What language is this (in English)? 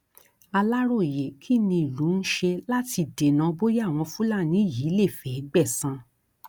Yoruba